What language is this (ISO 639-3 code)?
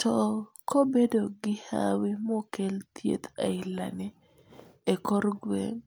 luo